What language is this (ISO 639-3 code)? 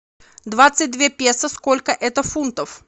rus